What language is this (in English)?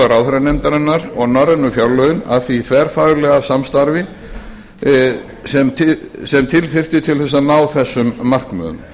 Icelandic